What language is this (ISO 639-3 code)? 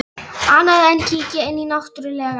isl